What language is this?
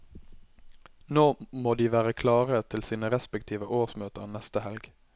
Norwegian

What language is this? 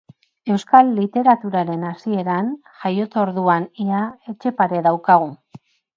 Basque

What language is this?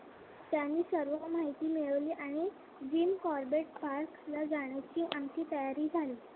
Marathi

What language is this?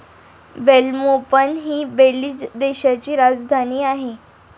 Marathi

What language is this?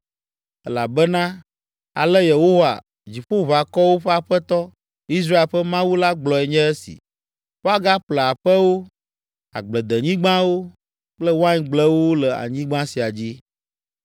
Ewe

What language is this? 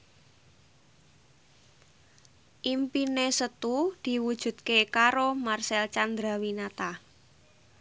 Javanese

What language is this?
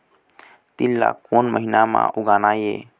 Chhattisgarhi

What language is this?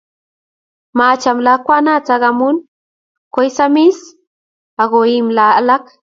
Kalenjin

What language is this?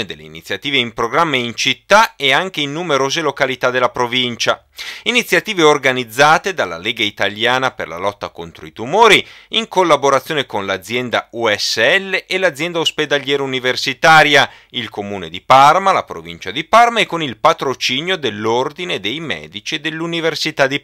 Italian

